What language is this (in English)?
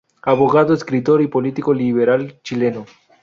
Spanish